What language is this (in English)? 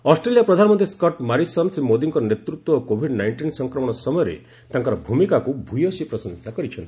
Odia